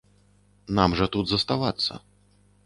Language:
Belarusian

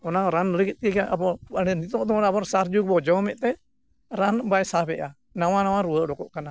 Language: Santali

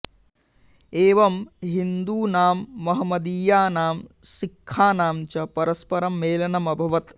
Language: Sanskrit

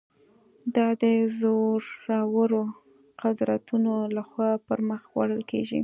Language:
Pashto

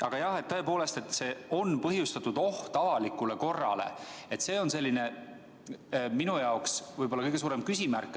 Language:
Estonian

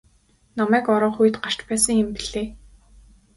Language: Mongolian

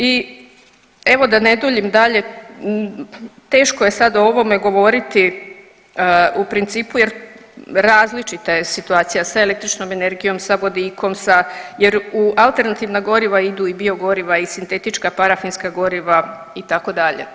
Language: Croatian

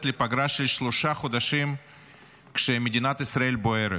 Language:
Hebrew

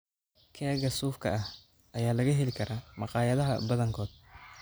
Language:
Somali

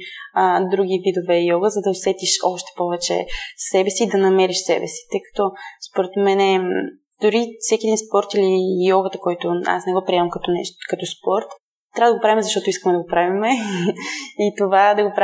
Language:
Bulgarian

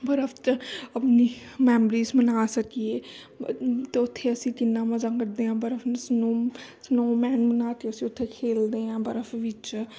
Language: Punjabi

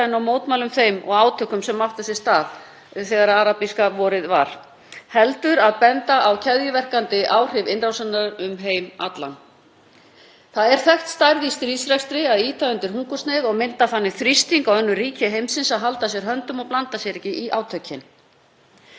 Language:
Icelandic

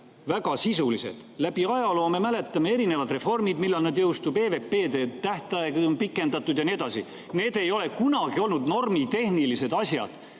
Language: Estonian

